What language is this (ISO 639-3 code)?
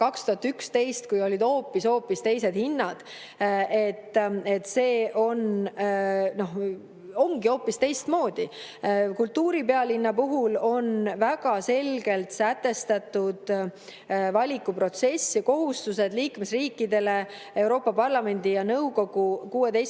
est